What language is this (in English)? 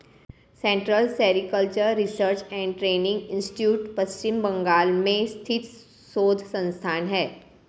Hindi